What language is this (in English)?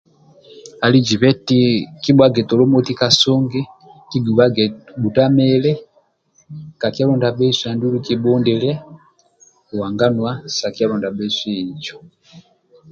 Amba (Uganda)